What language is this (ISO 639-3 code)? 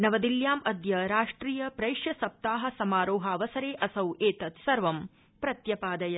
san